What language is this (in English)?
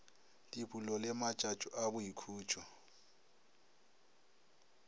Northern Sotho